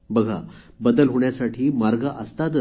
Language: Marathi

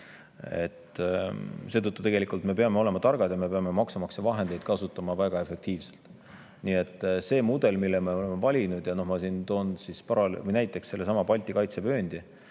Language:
Estonian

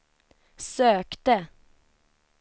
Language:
Swedish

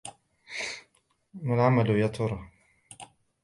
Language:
Arabic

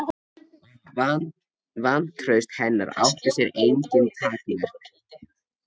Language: Icelandic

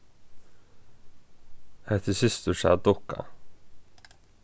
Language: Faroese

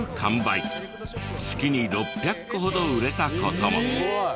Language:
Japanese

